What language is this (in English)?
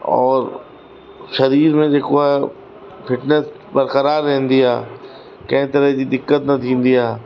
Sindhi